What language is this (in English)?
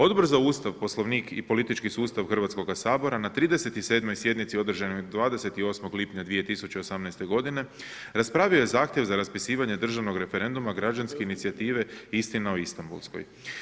Croatian